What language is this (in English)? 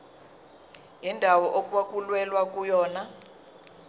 Zulu